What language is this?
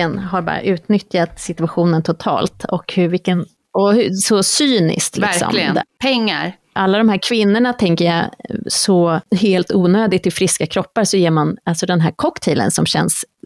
Swedish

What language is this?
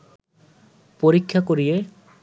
Bangla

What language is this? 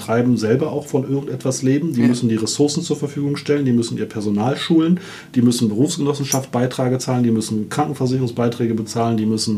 German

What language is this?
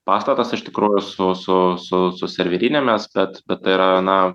Lithuanian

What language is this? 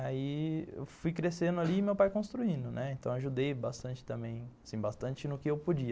Portuguese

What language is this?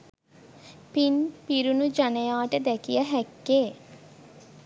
Sinhala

